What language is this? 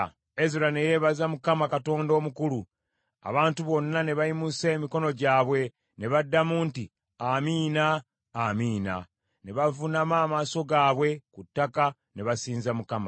Ganda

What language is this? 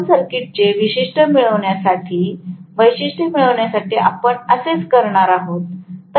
Marathi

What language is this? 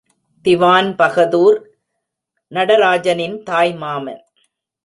Tamil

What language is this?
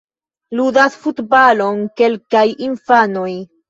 Esperanto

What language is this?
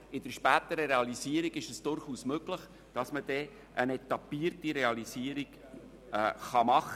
Swiss German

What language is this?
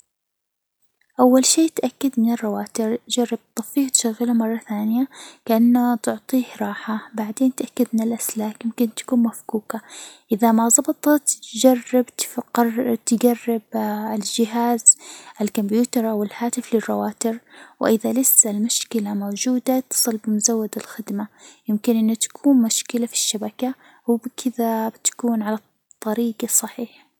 Hijazi Arabic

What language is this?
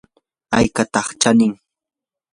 Yanahuanca Pasco Quechua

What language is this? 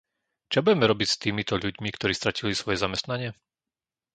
Slovak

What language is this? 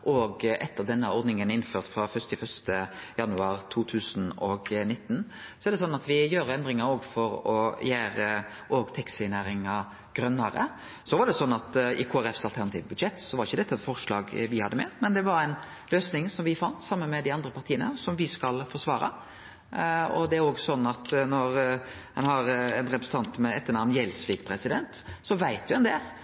Norwegian Nynorsk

